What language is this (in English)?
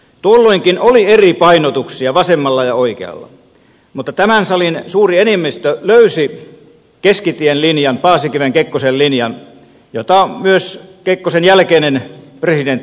Finnish